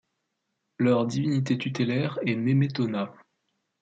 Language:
French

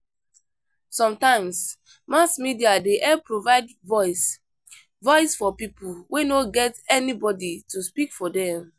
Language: Nigerian Pidgin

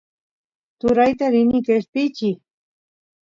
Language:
Santiago del Estero Quichua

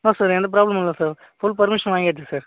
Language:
Tamil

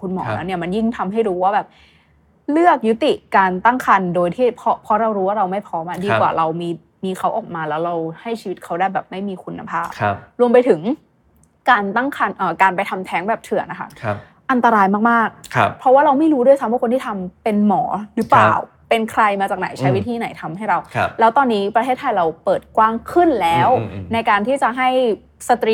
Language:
Thai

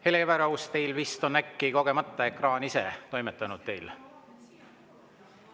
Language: Estonian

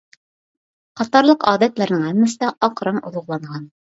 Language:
Uyghur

